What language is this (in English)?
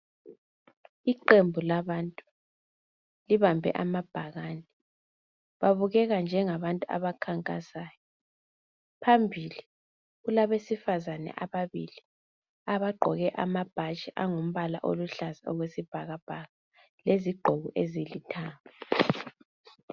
North Ndebele